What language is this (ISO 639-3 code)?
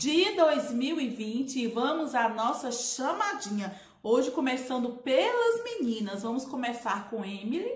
por